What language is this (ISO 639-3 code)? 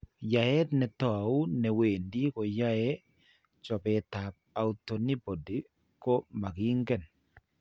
kln